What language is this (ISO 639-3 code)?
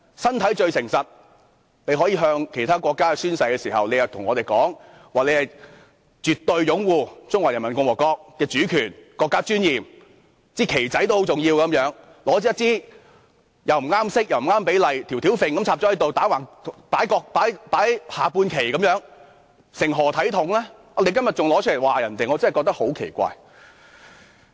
yue